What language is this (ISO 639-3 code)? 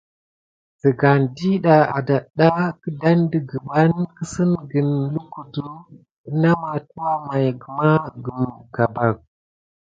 gid